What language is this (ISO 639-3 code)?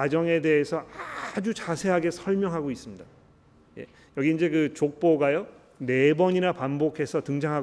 kor